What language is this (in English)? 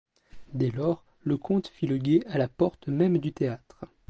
French